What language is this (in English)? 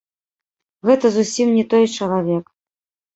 Belarusian